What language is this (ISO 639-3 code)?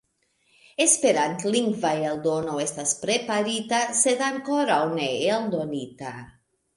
epo